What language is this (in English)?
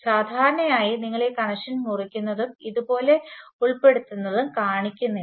Malayalam